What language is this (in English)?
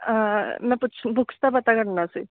Punjabi